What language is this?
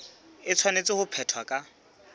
Southern Sotho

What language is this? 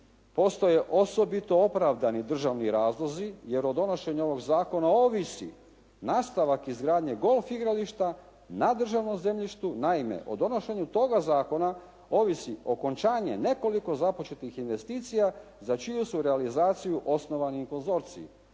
Croatian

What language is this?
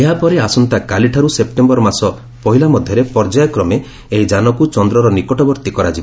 Odia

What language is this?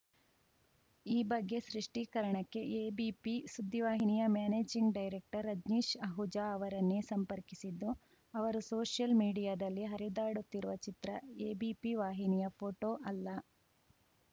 Kannada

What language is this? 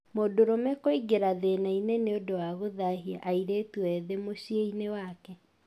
Kikuyu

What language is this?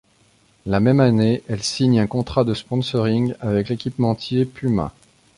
French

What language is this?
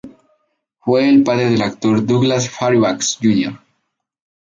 Spanish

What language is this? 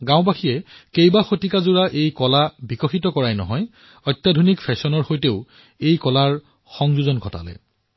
Assamese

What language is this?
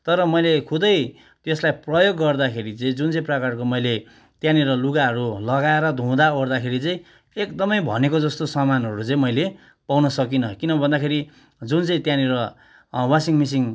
Nepali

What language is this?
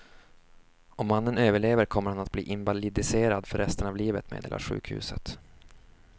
Swedish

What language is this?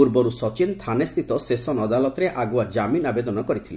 Odia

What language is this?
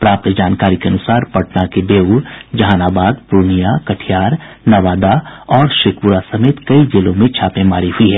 Hindi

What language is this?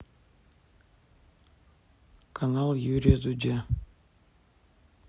Russian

